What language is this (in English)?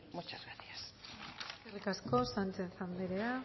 Basque